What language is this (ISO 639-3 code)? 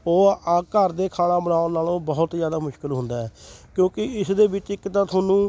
pan